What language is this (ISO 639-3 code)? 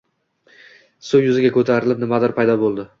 uzb